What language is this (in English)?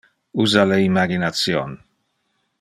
Interlingua